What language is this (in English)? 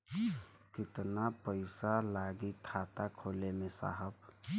Bhojpuri